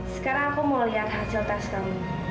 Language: Indonesian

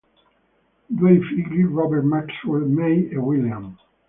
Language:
Italian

